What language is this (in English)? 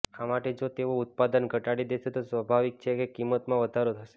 Gujarati